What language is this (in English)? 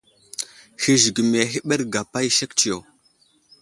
Wuzlam